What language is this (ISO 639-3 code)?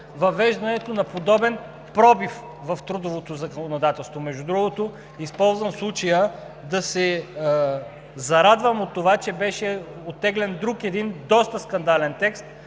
bul